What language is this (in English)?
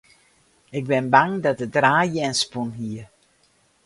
Western Frisian